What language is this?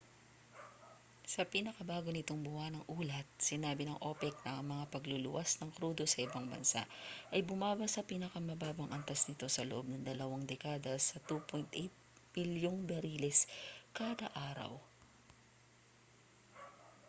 Filipino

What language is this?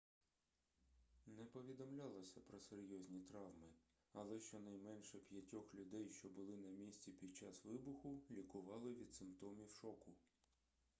Ukrainian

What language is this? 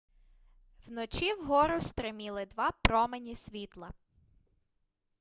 Ukrainian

